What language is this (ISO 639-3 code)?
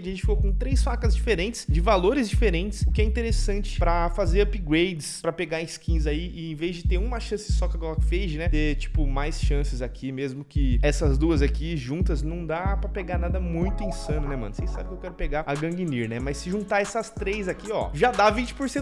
por